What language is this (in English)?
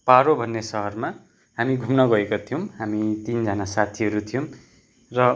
Nepali